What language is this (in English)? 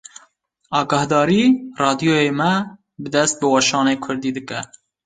Kurdish